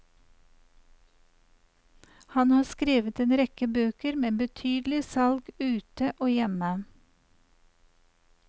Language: Norwegian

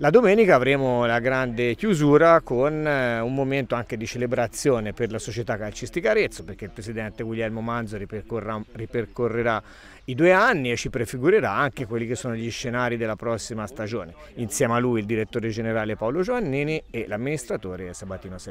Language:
Italian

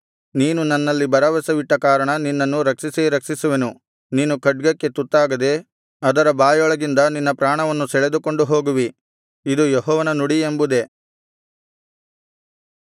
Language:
Kannada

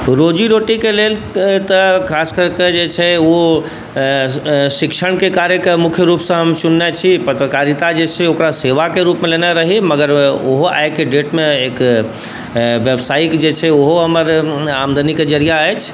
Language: Maithili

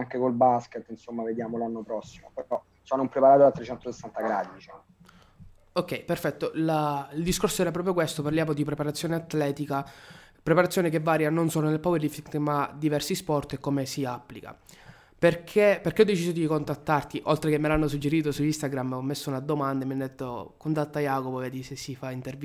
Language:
Italian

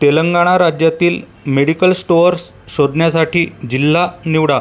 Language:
Marathi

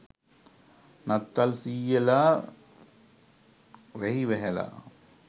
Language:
Sinhala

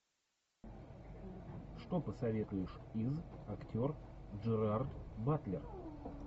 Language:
Russian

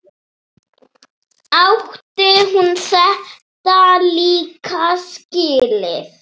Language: Icelandic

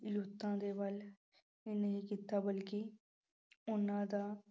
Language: Punjabi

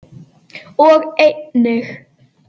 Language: Icelandic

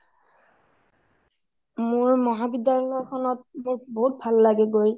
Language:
Assamese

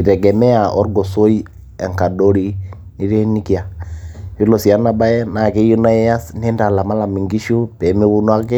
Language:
Masai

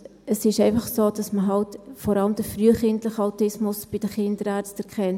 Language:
Swiss German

